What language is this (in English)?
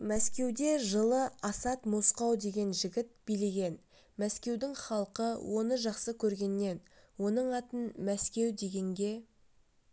Kazakh